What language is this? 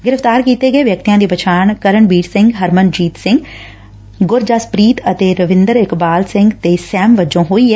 Punjabi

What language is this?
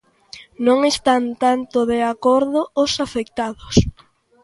Galician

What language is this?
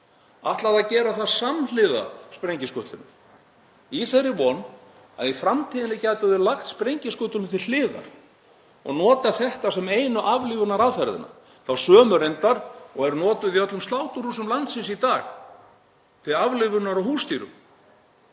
Icelandic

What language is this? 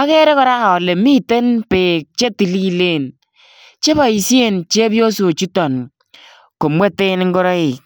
Kalenjin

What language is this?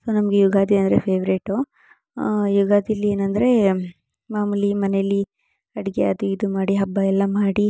Kannada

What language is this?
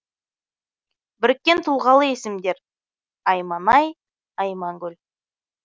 Kazakh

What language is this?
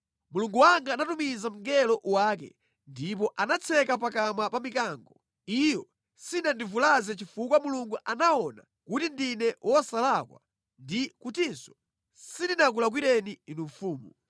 Nyanja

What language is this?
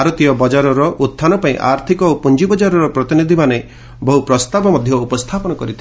Odia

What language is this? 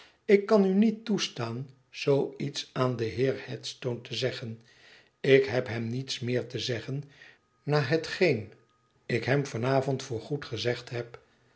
Dutch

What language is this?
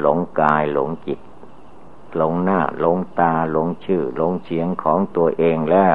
Thai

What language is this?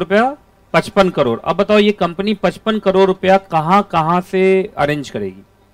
Hindi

